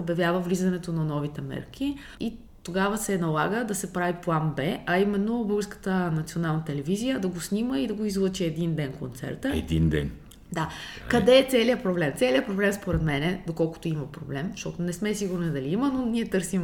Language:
Bulgarian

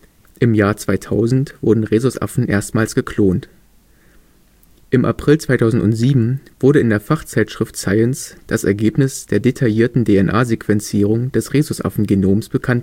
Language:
German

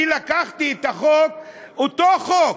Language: Hebrew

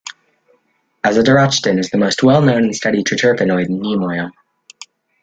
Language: English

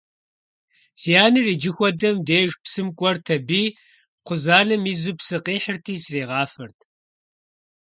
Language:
Kabardian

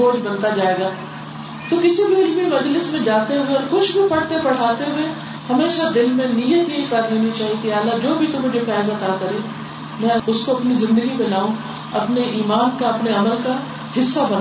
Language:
Urdu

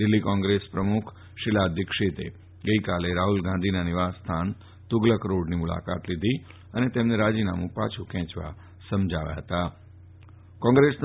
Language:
Gujarati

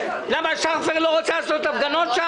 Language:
Hebrew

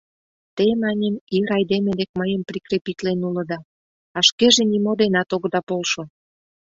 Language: Mari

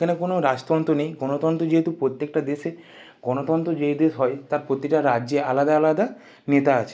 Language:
Bangla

